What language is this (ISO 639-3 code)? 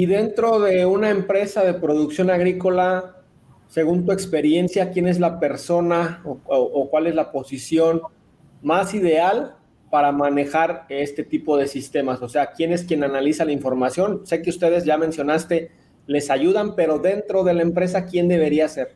spa